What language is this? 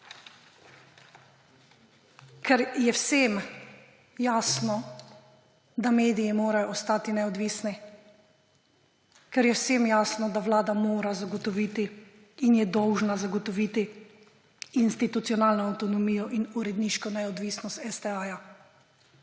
Slovenian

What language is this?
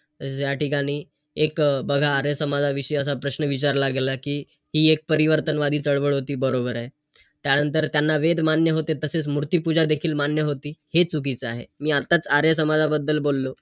Marathi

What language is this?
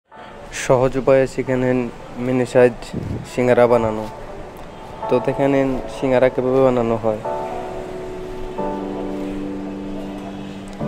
Romanian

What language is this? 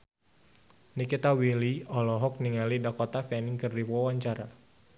Sundanese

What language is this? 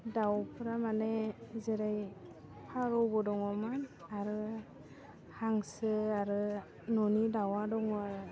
Bodo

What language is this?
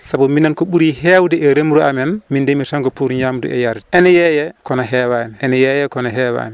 Fula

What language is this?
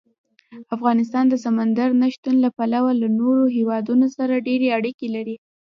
Pashto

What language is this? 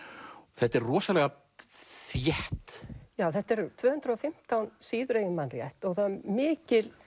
Icelandic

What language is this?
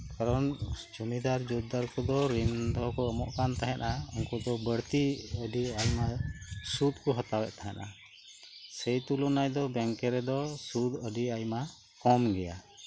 Santali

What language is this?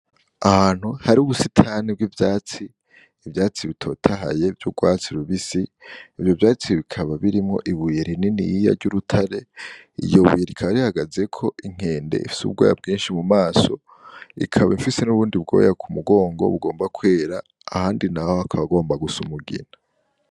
Rundi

